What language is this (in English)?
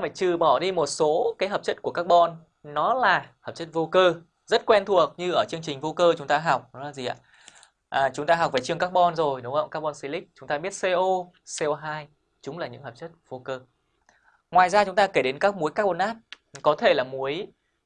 Vietnamese